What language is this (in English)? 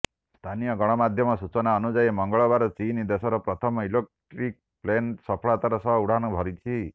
Odia